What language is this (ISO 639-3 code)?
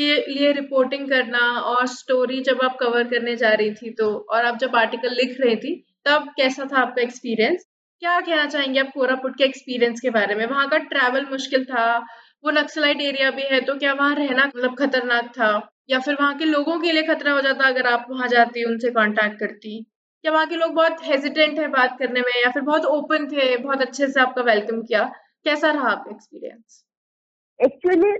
hin